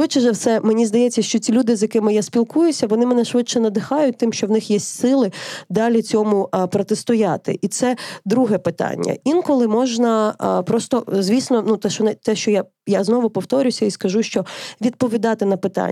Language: Ukrainian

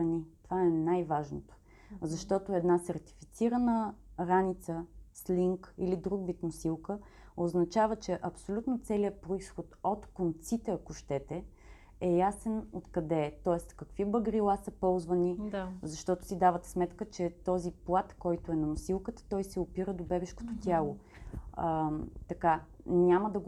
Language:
Bulgarian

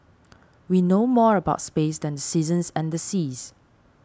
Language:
English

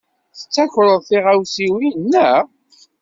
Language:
Kabyle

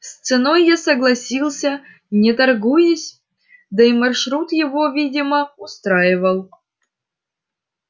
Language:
Russian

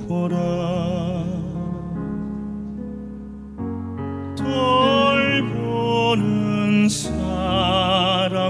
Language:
Romanian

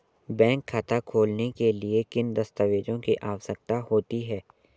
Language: Hindi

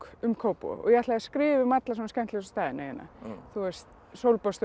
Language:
Icelandic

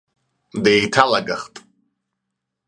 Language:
Abkhazian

